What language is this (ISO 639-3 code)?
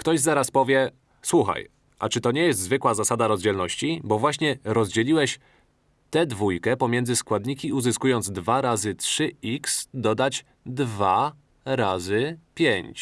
pol